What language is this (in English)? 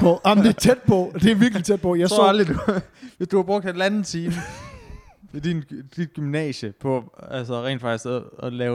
Danish